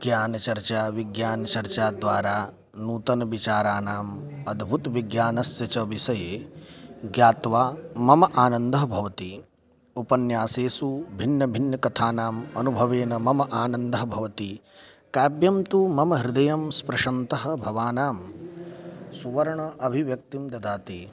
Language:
Sanskrit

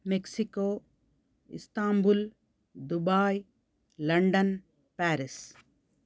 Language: Sanskrit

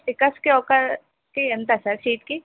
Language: Telugu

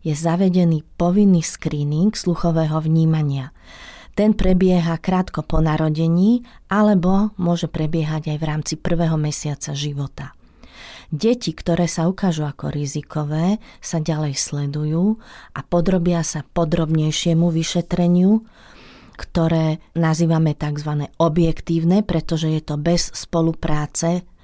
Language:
Slovak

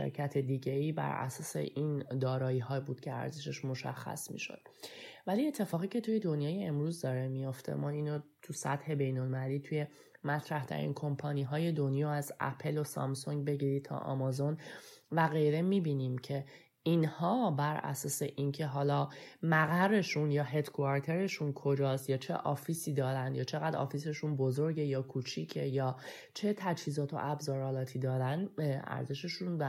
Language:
Persian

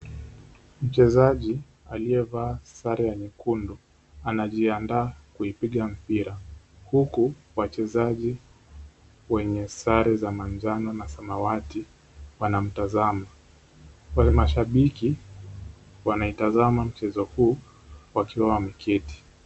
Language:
Swahili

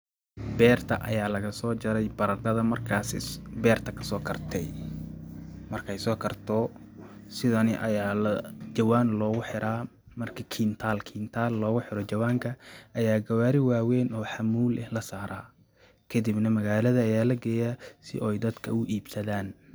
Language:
Somali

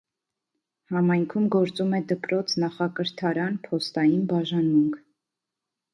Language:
Armenian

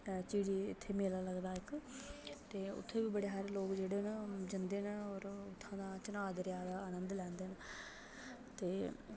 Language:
Dogri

